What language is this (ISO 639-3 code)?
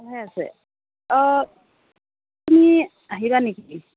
asm